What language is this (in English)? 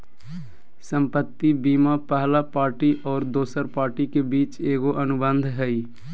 Magahi